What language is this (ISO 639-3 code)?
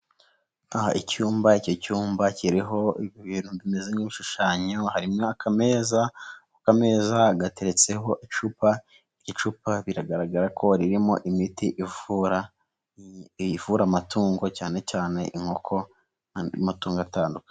kin